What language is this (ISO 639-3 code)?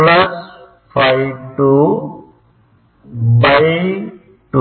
tam